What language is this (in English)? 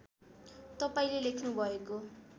Nepali